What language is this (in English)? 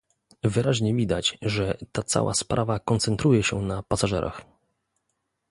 Polish